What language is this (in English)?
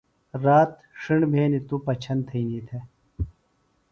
Phalura